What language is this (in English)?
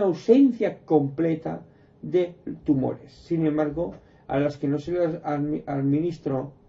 Spanish